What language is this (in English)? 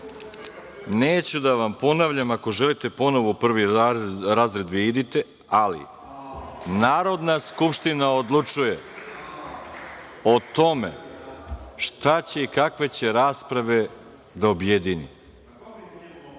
Serbian